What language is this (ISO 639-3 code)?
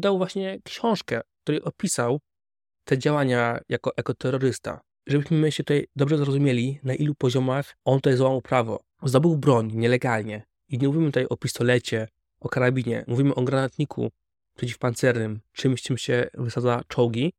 pol